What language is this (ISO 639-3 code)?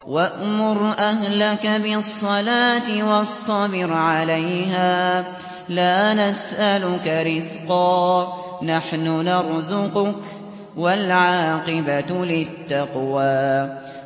ara